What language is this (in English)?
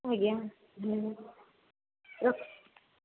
Odia